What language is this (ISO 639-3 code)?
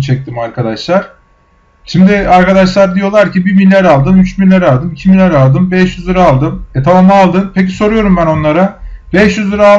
tur